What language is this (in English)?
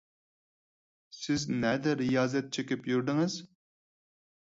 Uyghur